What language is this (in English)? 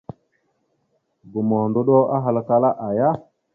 Mada (Cameroon)